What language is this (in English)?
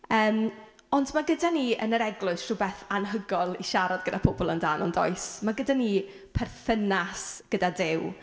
Welsh